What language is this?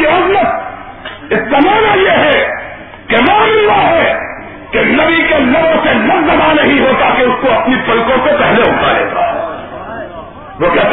Urdu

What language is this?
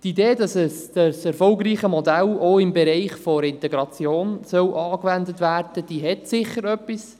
Swiss German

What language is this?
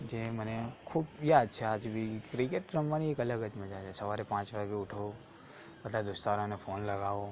Gujarati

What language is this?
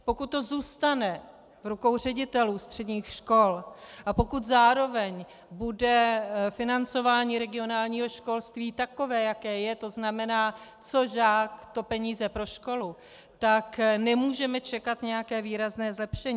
Czech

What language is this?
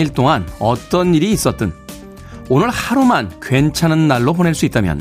Korean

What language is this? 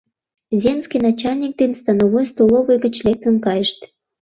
Mari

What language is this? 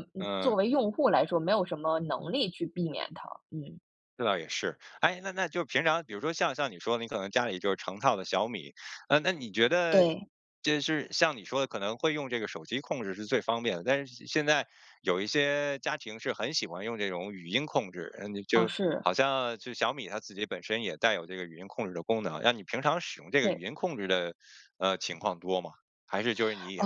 Chinese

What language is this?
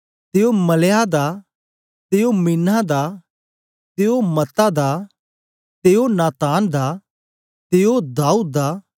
Dogri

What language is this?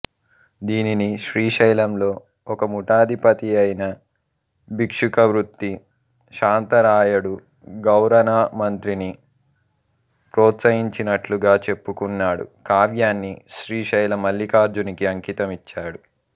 Telugu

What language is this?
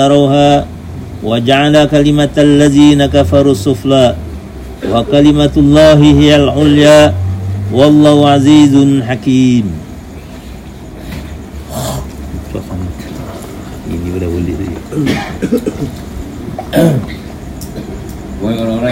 Malay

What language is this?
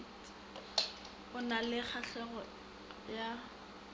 Northern Sotho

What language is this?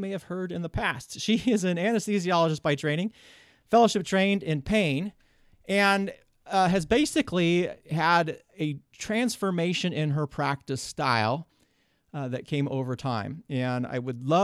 English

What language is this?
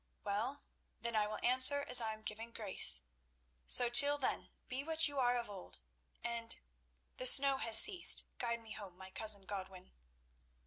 English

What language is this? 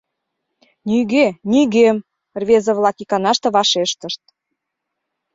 Mari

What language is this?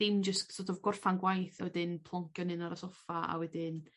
Welsh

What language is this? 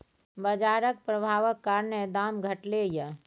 Maithili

